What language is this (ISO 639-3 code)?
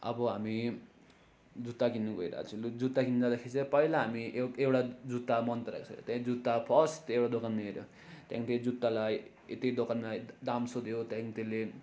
nep